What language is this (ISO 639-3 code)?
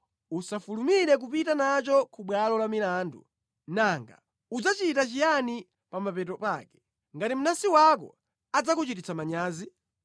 nya